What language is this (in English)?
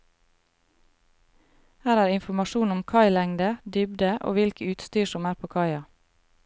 Norwegian